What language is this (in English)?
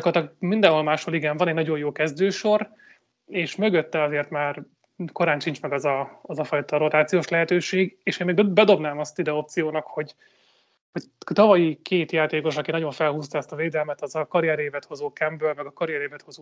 Hungarian